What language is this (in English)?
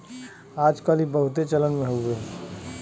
Bhojpuri